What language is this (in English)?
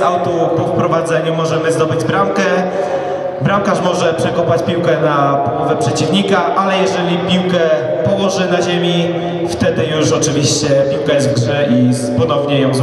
Polish